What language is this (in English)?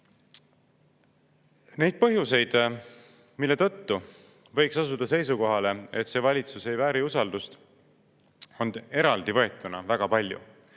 Estonian